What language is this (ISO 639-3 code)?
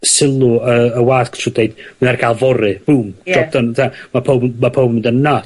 cym